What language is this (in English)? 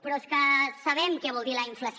Catalan